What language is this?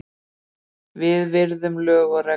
Icelandic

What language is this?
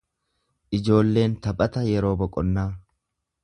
Oromo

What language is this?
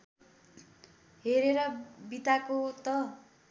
Nepali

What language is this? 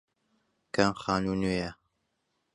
Central Kurdish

